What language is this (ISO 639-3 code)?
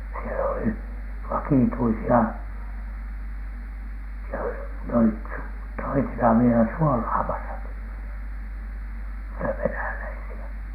fin